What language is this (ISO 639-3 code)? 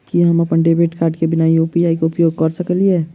mai